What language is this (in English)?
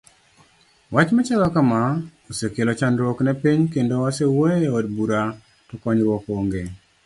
Luo (Kenya and Tanzania)